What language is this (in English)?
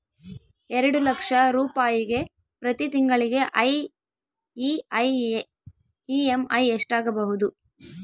Kannada